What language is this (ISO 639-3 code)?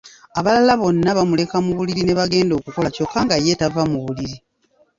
lug